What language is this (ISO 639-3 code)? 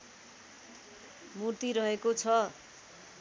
nep